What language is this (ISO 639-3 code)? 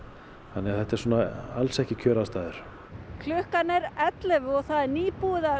isl